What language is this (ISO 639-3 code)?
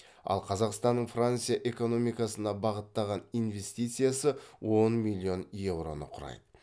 kaz